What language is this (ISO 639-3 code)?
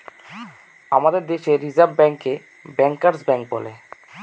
ben